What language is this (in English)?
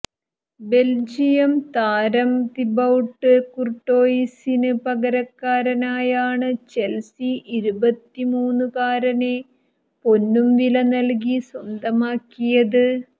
Malayalam